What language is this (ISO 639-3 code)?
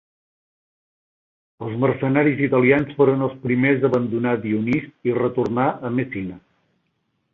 cat